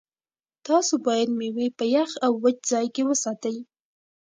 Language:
Pashto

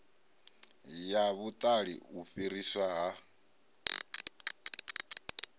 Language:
Venda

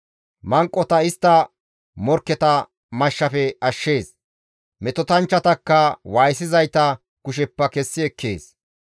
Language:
Gamo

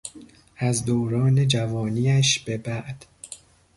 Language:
Persian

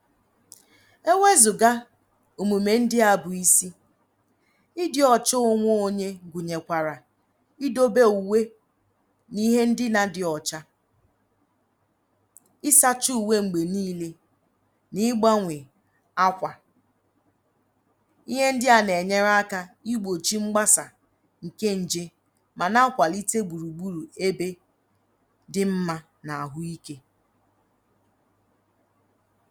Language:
Igbo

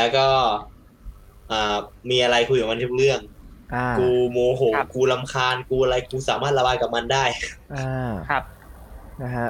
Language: Thai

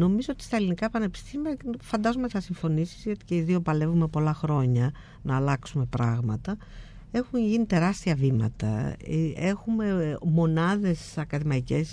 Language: Greek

